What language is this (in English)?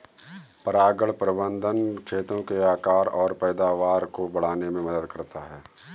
Hindi